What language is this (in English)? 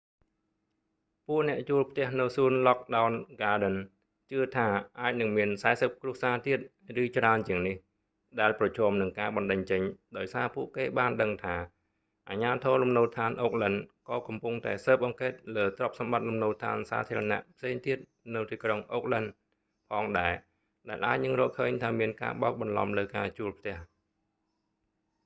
Khmer